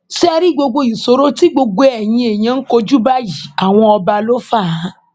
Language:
Yoruba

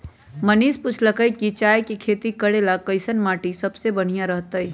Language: Magahi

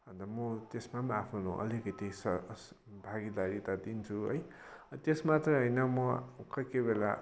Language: Nepali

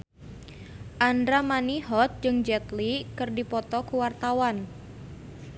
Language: Sundanese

